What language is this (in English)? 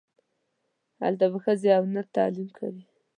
Pashto